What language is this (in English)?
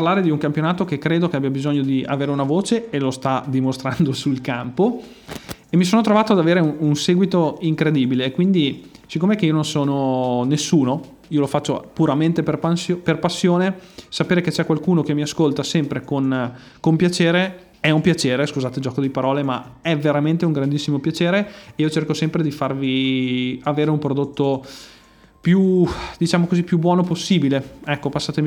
Italian